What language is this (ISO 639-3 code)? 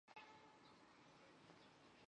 zho